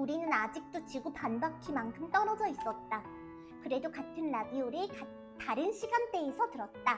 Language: Korean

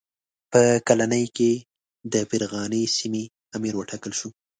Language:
Pashto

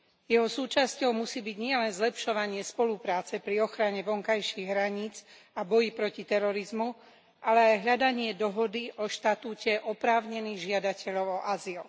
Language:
Slovak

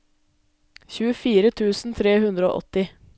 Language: Norwegian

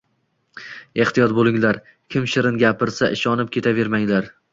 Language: Uzbek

